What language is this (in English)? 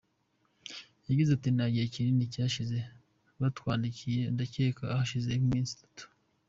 Kinyarwanda